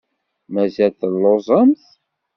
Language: Kabyle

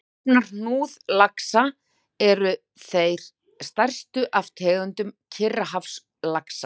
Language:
Icelandic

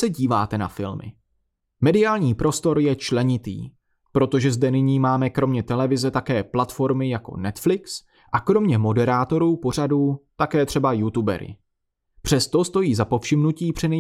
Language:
Czech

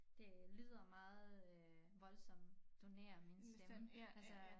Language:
Danish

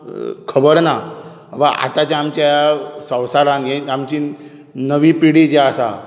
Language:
Konkani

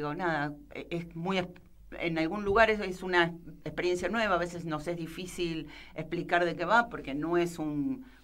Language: Spanish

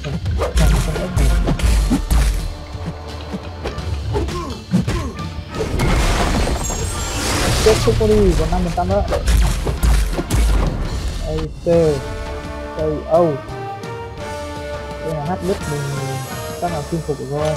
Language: Vietnamese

